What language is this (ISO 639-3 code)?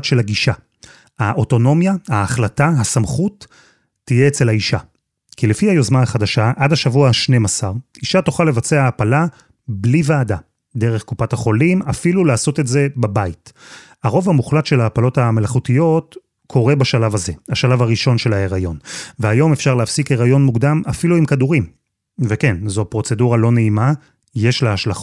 heb